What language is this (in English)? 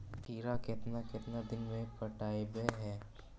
Magahi